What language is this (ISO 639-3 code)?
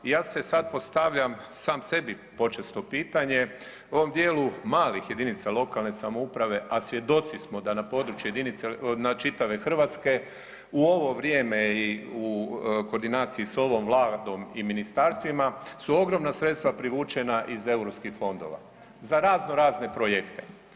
hrv